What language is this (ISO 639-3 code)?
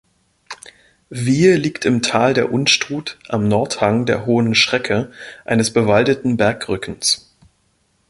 deu